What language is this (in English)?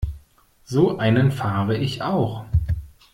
German